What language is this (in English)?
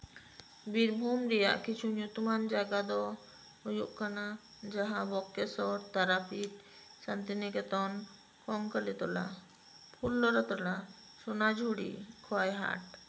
Santali